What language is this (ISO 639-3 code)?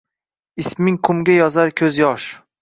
uzb